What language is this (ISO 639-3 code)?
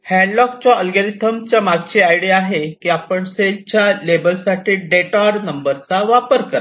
mar